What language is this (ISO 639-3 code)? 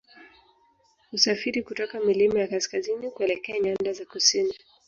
swa